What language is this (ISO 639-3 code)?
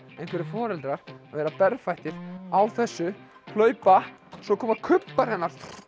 isl